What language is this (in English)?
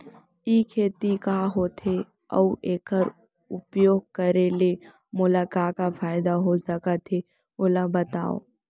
Chhattisgarhi